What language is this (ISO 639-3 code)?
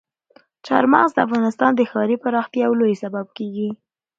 pus